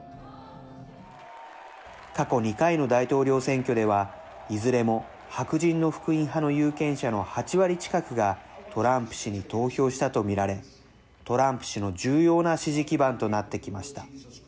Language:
Japanese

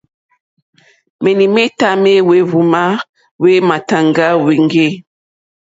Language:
Mokpwe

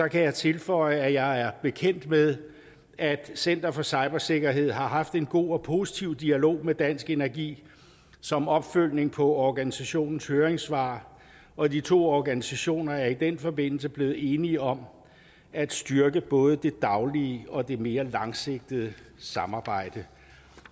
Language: Danish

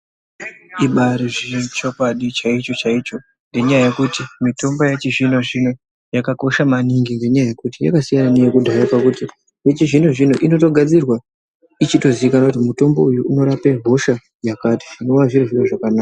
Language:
Ndau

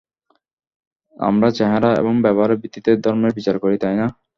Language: Bangla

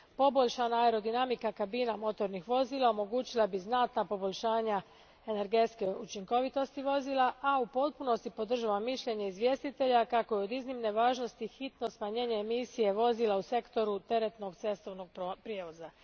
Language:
Croatian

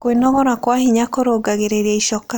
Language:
Kikuyu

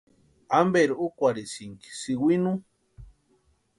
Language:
Western Highland Purepecha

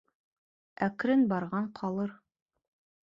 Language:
Bashkir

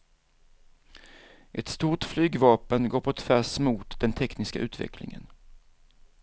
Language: Swedish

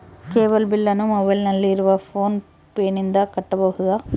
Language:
Kannada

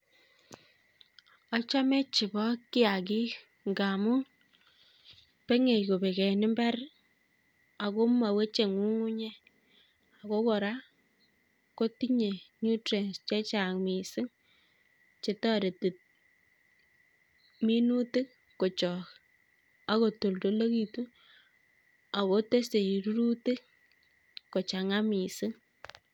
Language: Kalenjin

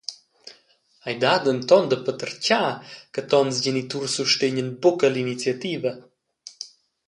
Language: Romansh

